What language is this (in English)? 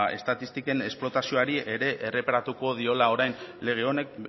Basque